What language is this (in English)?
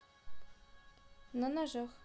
Russian